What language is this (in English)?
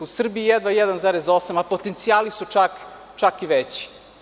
Serbian